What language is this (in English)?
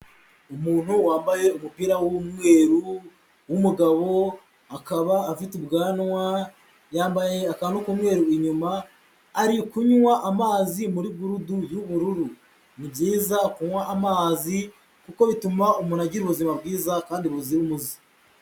Kinyarwanda